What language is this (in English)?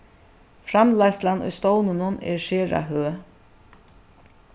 Faroese